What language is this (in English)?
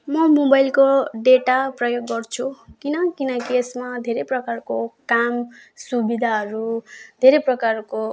Nepali